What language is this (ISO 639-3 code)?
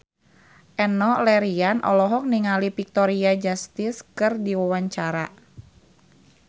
sun